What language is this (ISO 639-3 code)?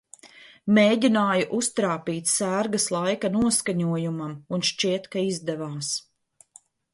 lav